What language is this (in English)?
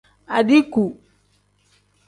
Tem